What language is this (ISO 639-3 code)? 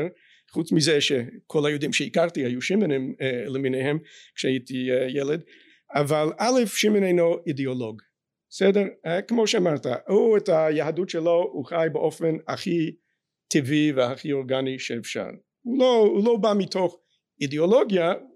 heb